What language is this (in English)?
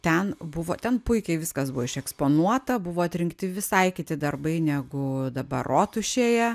Lithuanian